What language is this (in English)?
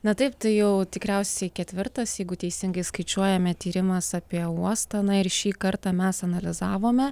Lithuanian